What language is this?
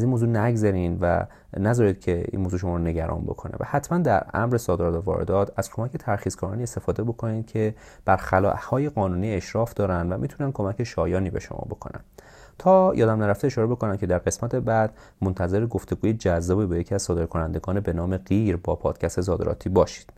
Persian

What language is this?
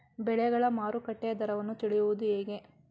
Kannada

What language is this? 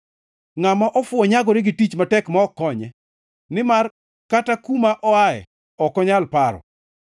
Luo (Kenya and Tanzania)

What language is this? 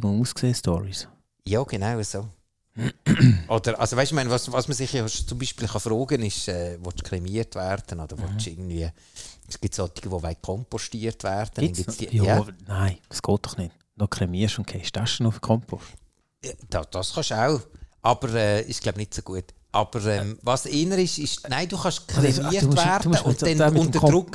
German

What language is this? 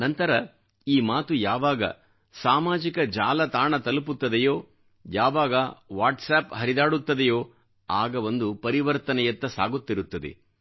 Kannada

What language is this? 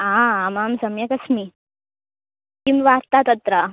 Sanskrit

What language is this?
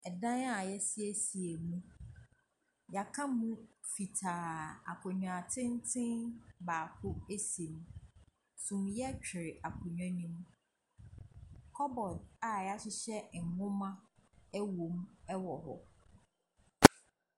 Akan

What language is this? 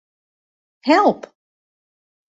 Western Frisian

